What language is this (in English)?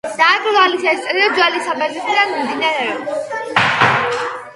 Georgian